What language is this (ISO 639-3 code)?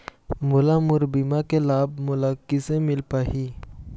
hne